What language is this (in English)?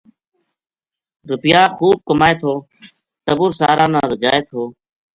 Gujari